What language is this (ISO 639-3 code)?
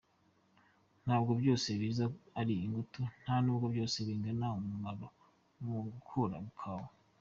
kin